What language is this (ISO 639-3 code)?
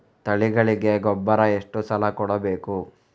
kan